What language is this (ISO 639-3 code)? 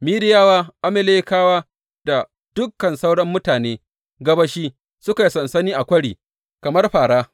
hau